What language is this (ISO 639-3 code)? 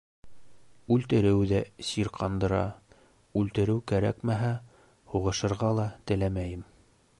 bak